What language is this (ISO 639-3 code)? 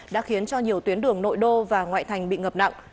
vie